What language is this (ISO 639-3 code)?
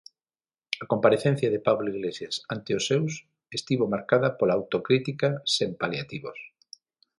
glg